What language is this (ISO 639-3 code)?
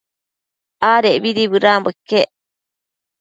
mcf